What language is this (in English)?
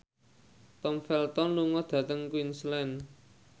Javanese